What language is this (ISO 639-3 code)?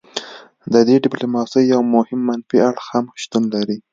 pus